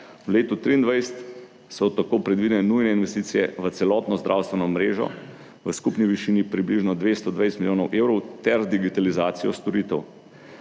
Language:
Slovenian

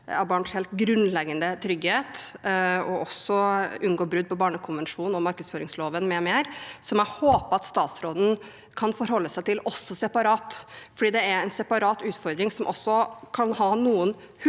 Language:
Norwegian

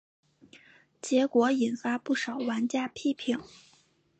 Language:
Chinese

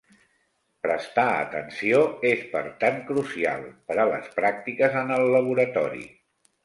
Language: Catalan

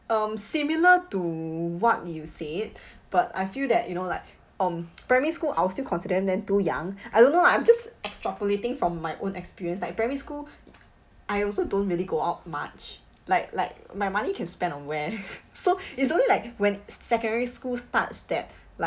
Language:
English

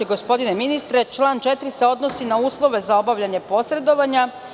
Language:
Serbian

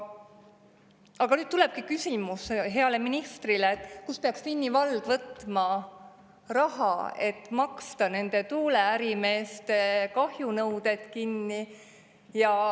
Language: Estonian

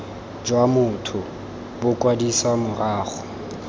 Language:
Tswana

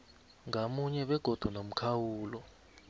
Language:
South Ndebele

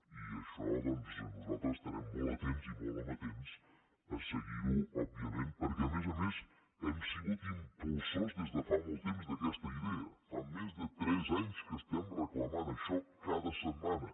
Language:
Catalan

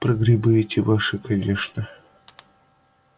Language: Russian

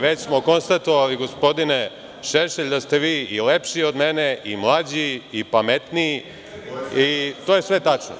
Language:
Serbian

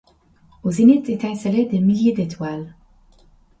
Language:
French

